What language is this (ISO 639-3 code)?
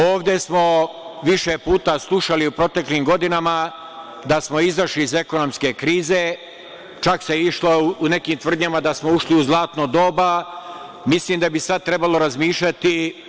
srp